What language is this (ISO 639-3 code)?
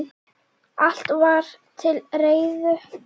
isl